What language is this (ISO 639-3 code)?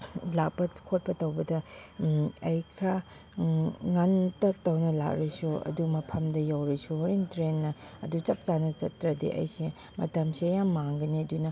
mni